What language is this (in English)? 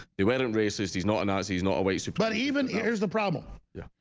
English